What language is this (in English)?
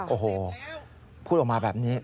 Thai